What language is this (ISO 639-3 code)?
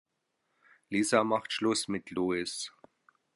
deu